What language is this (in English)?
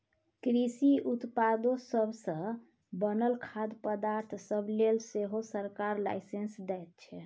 Maithili